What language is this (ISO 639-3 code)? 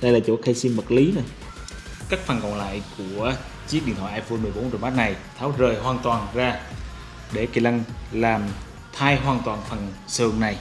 vie